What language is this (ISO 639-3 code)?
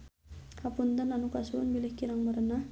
sun